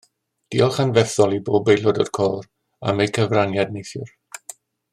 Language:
Welsh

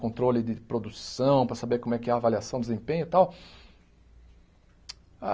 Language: Portuguese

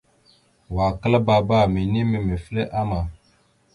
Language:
Mada (Cameroon)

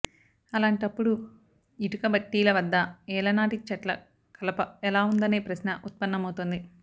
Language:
Telugu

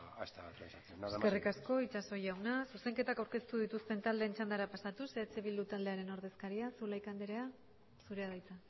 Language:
Basque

